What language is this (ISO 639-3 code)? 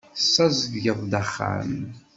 kab